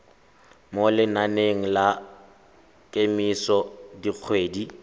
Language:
Tswana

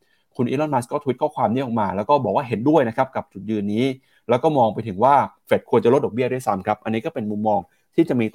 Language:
Thai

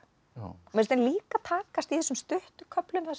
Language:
Icelandic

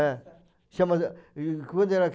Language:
Portuguese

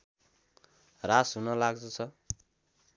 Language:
Nepali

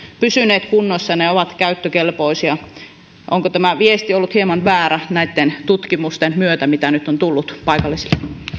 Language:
Finnish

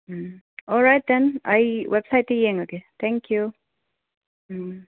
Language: Manipuri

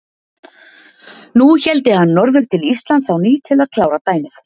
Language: Icelandic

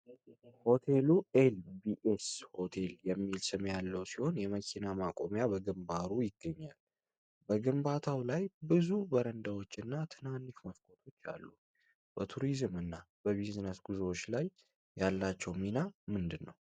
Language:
Amharic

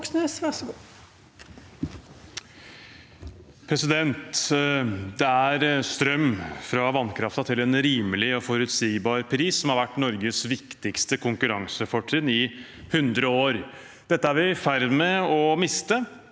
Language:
Norwegian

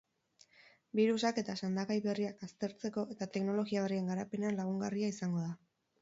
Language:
Basque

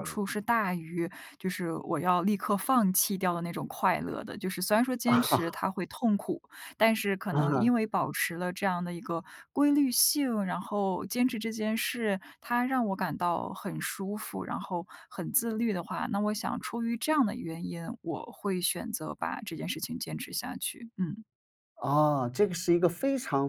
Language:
Chinese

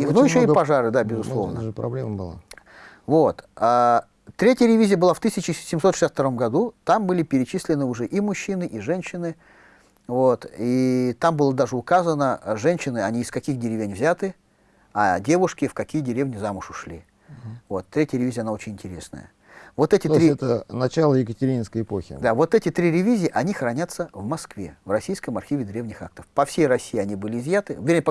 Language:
Russian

